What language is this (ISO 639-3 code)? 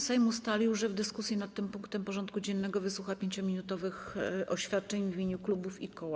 pol